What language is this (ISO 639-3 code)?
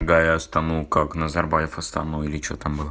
rus